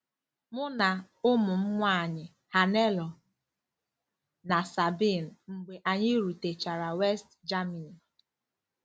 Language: Igbo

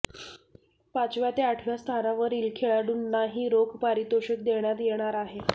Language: Marathi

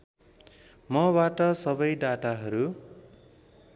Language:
Nepali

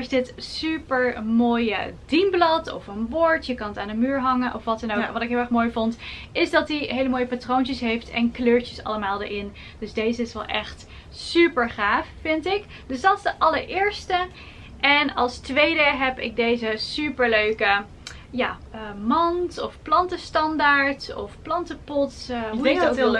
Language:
Dutch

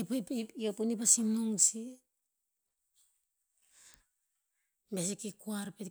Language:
Tinputz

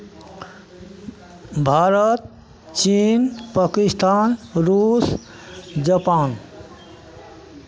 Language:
Maithili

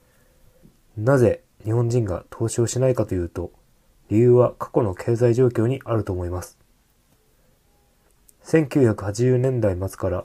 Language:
Japanese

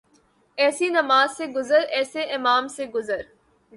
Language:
Urdu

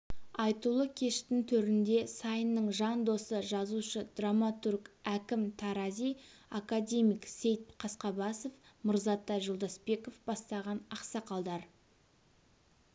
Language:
Kazakh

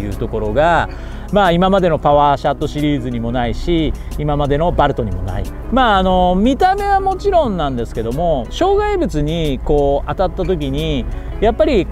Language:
Japanese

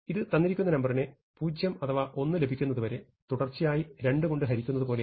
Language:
Malayalam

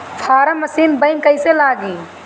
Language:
Bhojpuri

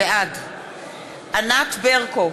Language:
Hebrew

